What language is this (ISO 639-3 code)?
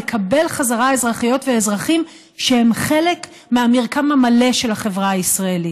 heb